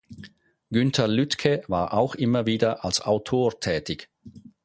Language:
German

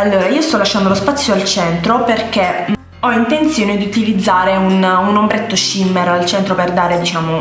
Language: Italian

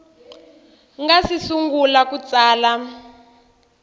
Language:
Tsonga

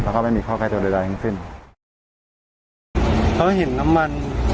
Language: Thai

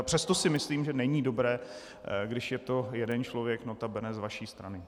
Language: Czech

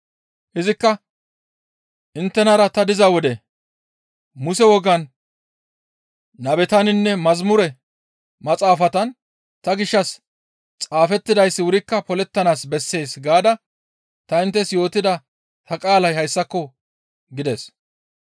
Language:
Gamo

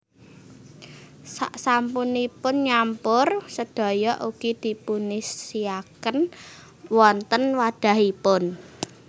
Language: Javanese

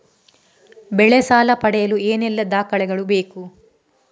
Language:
Kannada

